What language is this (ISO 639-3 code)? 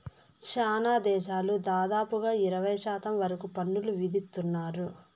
tel